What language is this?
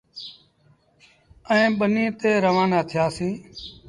Sindhi Bhil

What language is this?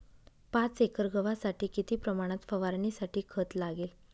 Marathi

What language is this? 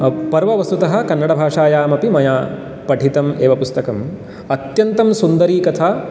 Sanskrit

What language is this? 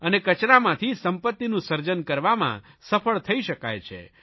Gujarati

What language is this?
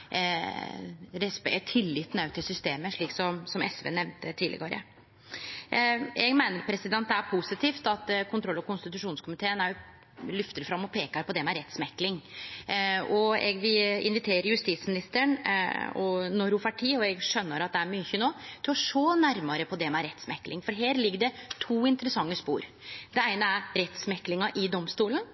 Norwegian Nynorsk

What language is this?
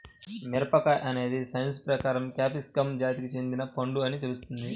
Telugu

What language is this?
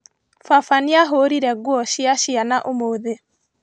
Kikuyu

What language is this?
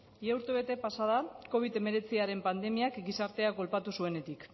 Basque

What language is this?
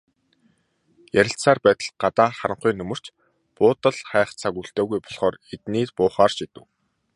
Mongolian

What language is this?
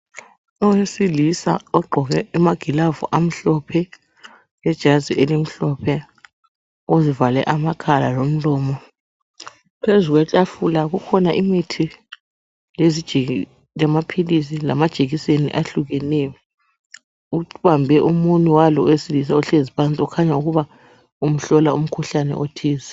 North Ndebele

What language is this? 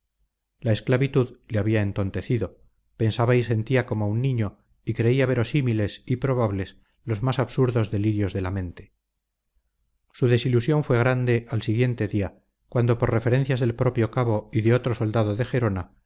Spanish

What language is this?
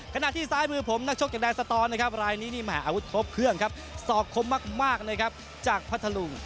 Thai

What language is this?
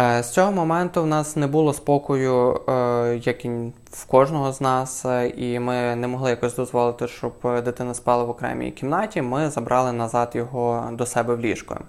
Ukrainian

